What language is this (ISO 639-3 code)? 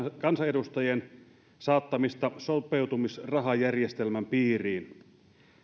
fin